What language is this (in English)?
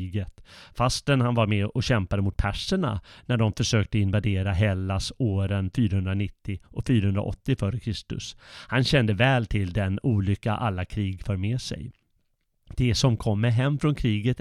Swedish